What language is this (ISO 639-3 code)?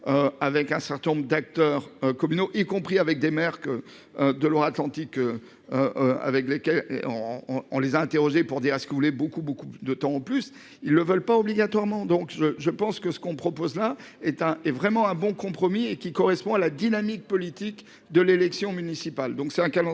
fra